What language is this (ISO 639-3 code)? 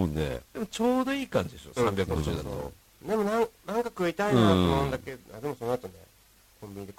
jpn